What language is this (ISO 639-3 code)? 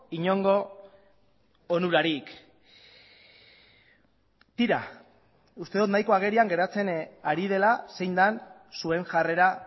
eus